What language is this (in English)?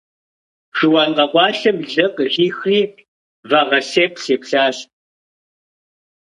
Kabardian